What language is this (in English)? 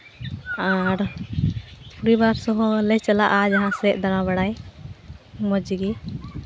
Santali